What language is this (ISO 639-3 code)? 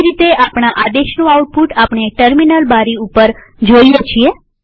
guj